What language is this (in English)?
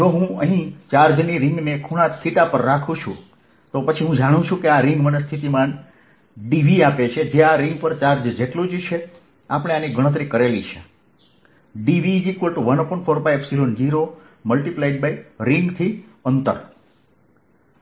Gujarati